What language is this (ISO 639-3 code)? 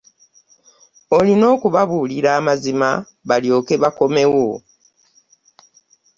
lug